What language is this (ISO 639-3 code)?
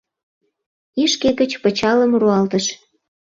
chm